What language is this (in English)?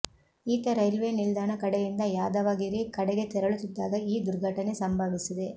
Kannada